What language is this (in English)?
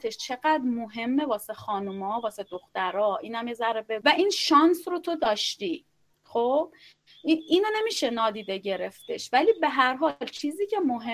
Persian